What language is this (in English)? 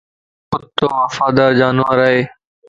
Lasi